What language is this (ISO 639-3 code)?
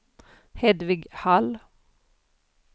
swe